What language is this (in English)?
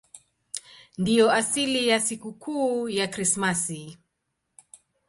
Swahili